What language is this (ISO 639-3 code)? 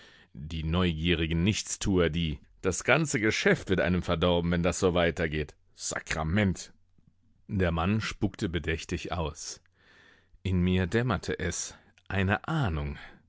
deu